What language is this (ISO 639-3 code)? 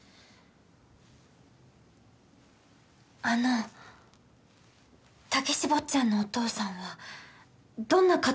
jpn